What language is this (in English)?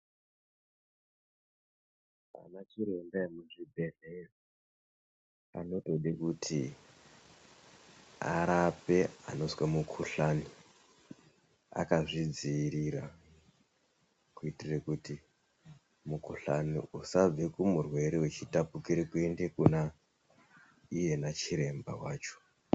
Ndau